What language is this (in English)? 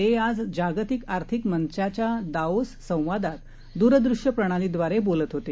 Marathi